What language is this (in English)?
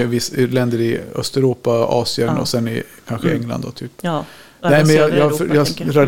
Swedish